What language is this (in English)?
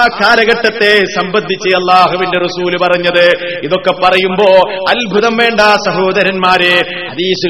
Malayalam